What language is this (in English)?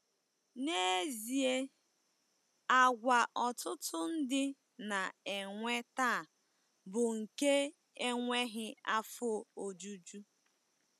Igbo